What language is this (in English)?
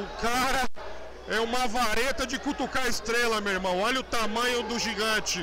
Portuguese